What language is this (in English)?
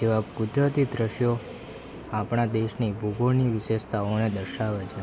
Gujarati